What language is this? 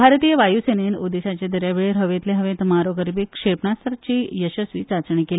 Konkani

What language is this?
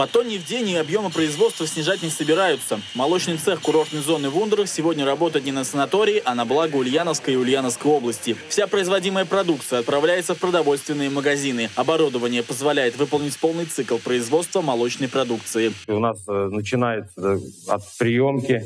Russian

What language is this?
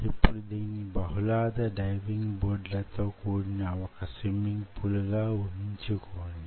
Telugu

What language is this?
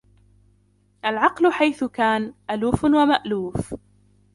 Arabic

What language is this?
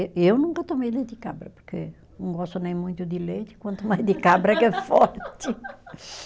Portuguese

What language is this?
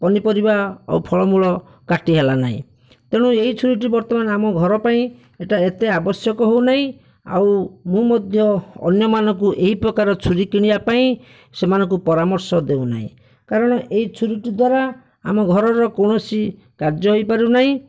Odia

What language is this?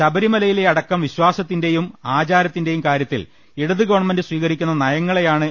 Malayalam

